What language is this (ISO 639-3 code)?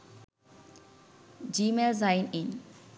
sin